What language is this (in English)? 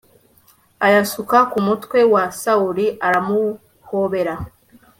Kinyarwanda